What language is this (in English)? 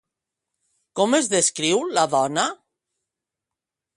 Catalan